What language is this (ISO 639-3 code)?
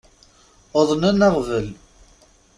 kab